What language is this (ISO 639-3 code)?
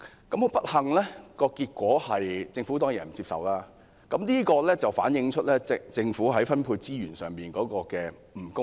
yue